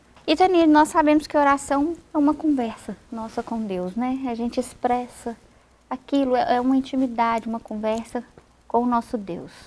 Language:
Portuguese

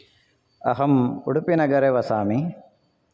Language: Sanskrit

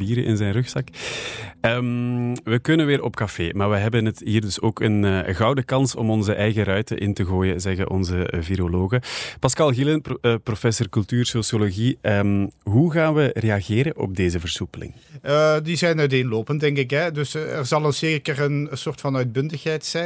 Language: Dutch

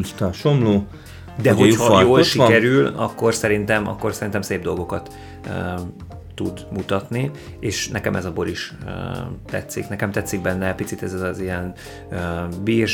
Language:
Hungarian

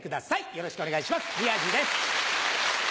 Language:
Japanese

